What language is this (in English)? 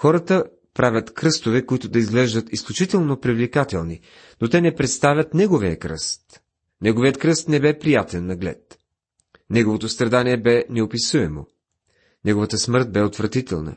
Bulgarian